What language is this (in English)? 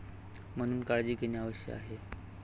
Marathi